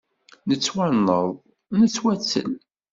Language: Kabyle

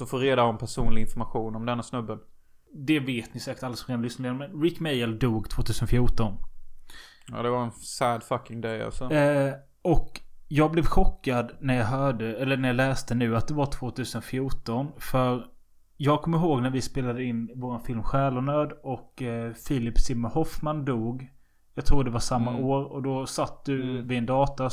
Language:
Swedish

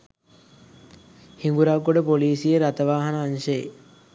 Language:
Sinhala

